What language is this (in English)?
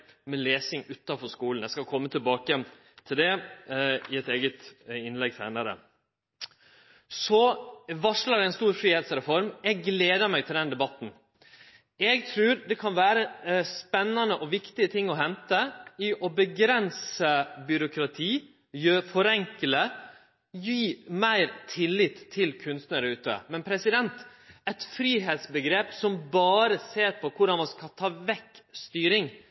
Norwegian Nynorsk